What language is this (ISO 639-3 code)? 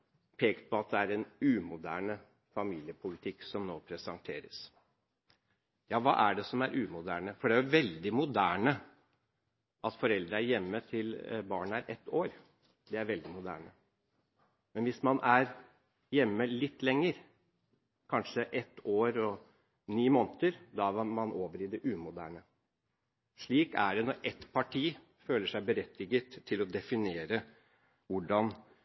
nob